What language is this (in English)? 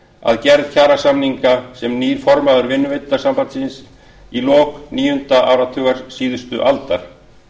Icelandic